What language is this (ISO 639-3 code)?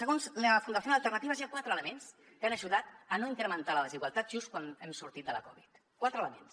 cat